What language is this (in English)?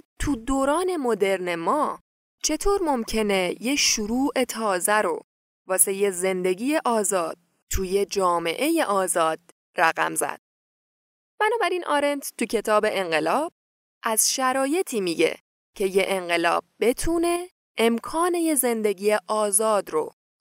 Persian